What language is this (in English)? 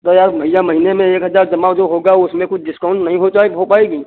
Hindi